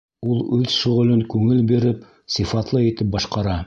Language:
Bashkir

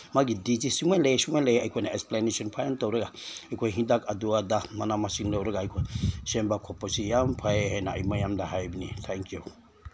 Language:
Manipuri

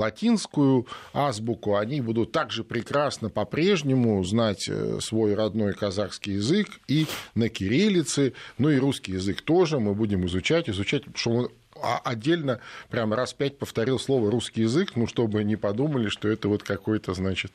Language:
Russian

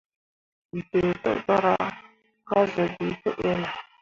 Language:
Mundang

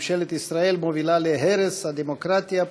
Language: Hebrew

